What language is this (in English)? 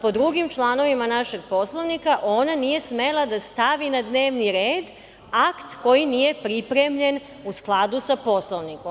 Serbian